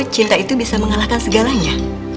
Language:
Indonesian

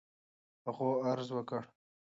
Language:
Pashto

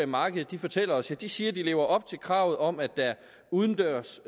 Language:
Danish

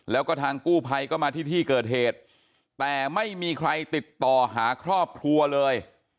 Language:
Thai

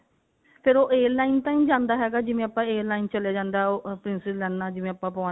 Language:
Punjabi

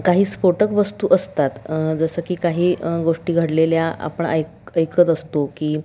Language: Marathi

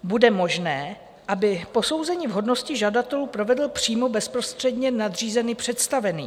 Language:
Czech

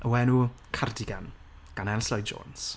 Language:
Welsh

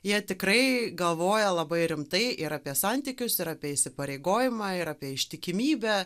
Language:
Lithuanian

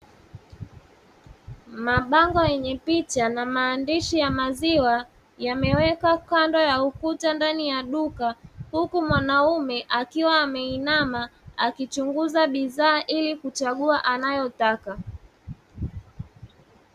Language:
Swahili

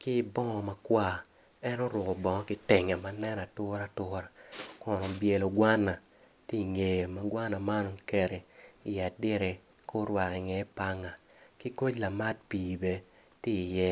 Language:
Acoli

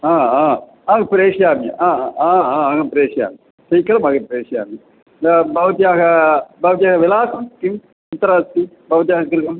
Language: Sanskrit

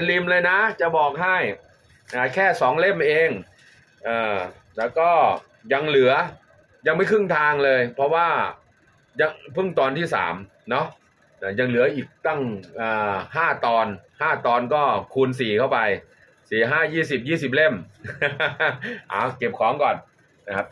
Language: Thai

